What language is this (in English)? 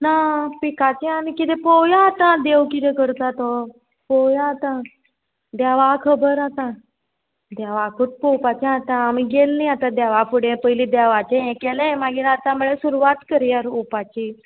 Konkani